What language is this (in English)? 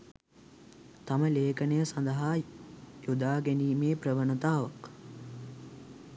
Sinhala